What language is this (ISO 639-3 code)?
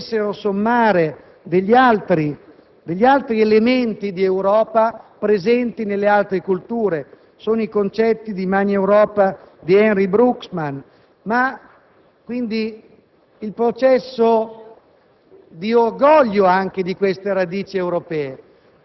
ita